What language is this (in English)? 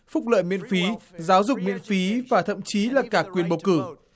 Vietnamese